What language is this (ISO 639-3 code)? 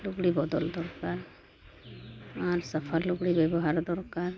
sat